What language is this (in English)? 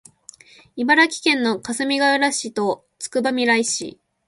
Japanese